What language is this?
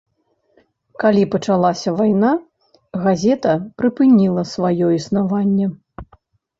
Belarusian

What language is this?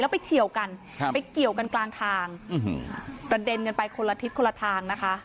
Thai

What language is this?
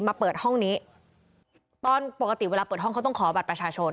Thai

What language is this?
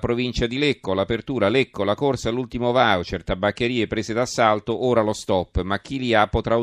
Italian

